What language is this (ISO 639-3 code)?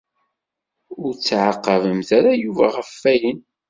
kab